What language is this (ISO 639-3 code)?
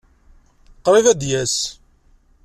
kab